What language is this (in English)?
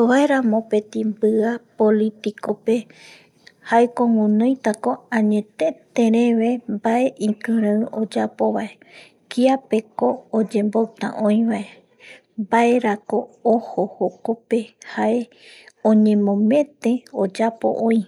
Eastern Bolivian Guaraní